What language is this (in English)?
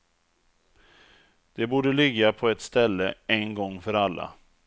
Swedish